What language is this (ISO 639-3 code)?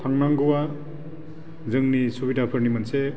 brx